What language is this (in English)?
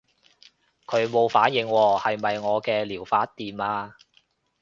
Cantonese